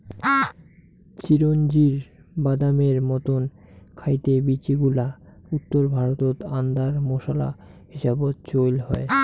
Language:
Bangla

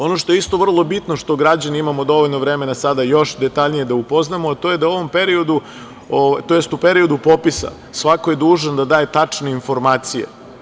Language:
Serbian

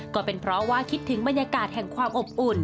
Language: Thai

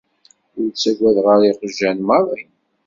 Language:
Kabyle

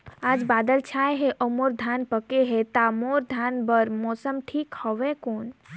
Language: Chhattisgarhi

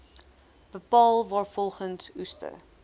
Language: Afrikaans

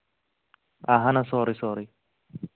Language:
Kashmiri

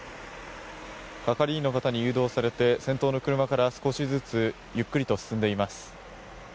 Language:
Japanese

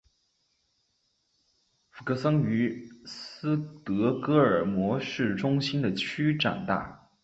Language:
Chinese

